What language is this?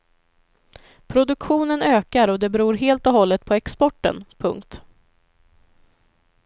Swedish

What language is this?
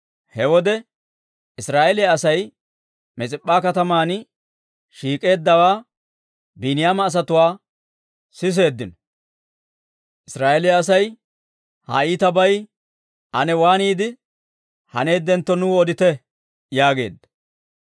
Dawro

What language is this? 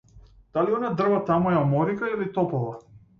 Macedonian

